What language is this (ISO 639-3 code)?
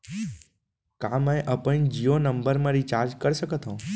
hne